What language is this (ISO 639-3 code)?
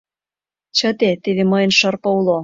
chm